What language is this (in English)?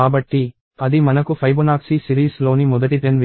Telugu